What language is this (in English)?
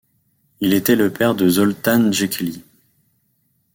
French